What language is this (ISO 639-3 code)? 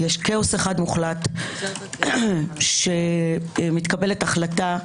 heb